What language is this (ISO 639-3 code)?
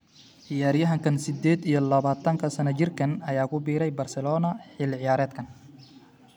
som